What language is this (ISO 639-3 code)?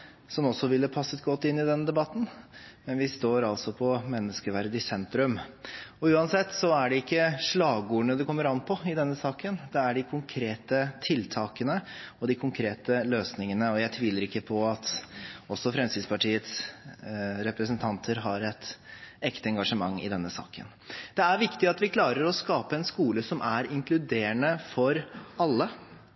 nob